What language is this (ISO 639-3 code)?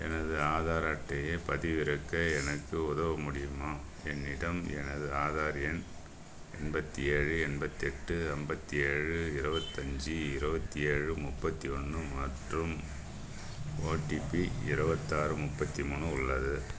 tam